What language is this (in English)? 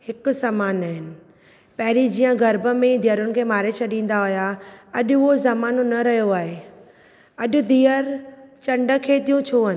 Sindhi